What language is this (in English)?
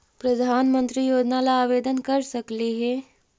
Magahi